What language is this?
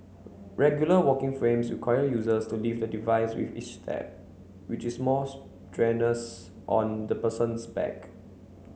English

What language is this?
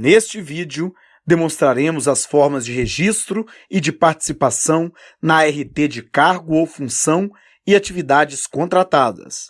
Portuguese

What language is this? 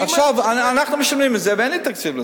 Hebrew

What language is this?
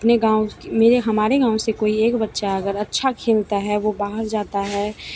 Hindi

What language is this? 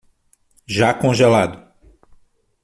Portuguese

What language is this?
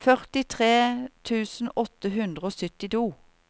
Norwegian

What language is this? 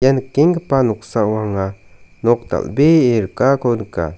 Garo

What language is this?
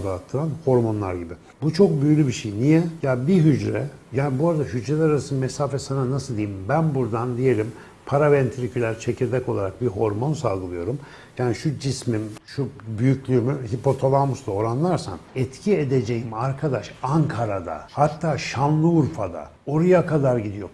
Turkish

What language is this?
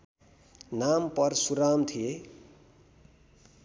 Nepali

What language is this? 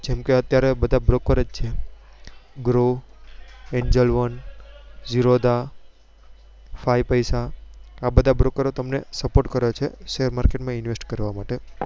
Gujarati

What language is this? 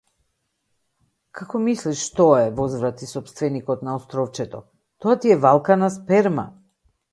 Macedonian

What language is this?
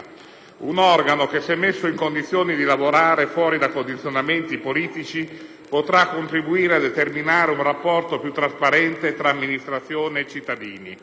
Italian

